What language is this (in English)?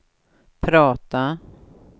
Swedish